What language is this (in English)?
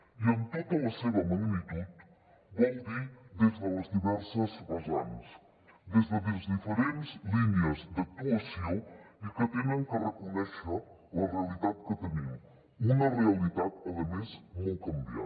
Catalan